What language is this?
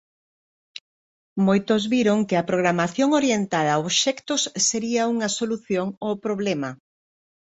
Galician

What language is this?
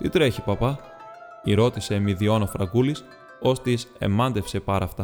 Greek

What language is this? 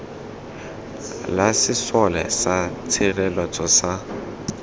Tswana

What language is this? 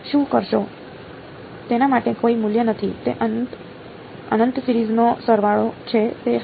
Gujarati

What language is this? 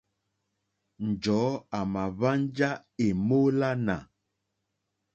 Mokpwe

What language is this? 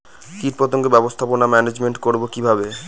Bangla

